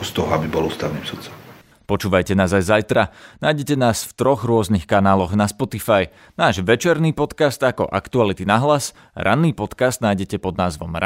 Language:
Slovak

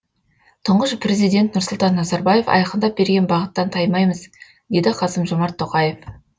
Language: Kazakh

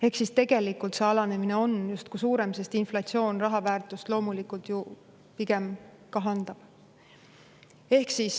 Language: Estonian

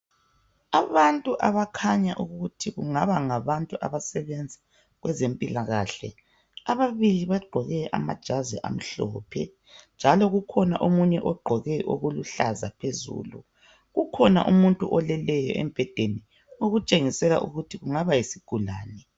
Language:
North Ndebele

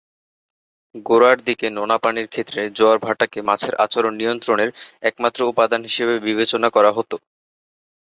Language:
Bangla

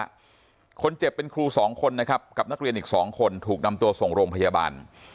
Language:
Thai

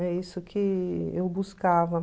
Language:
Portuguese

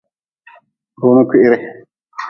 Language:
Nawdm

